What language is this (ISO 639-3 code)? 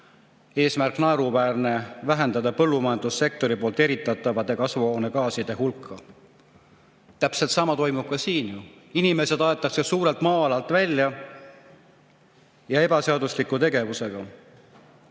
est